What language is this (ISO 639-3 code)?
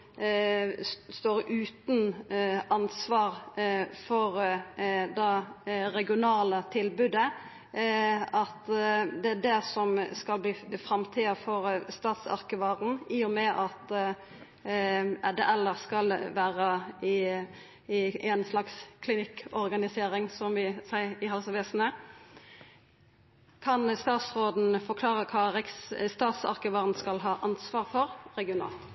nno